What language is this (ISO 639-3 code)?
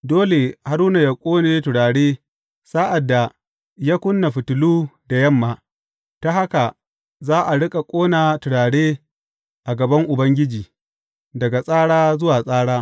hau